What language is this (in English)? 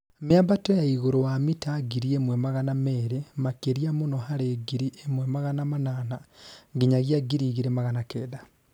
Kikuyu